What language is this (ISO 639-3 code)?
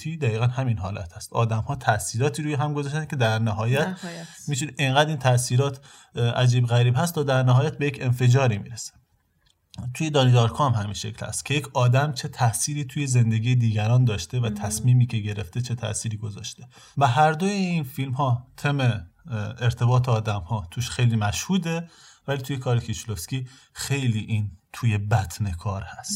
fas